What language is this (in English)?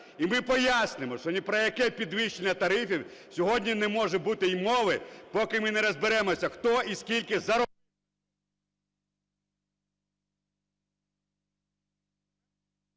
Ukrainian